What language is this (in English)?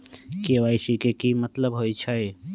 Magahi